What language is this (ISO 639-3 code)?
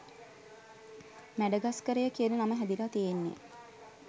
sin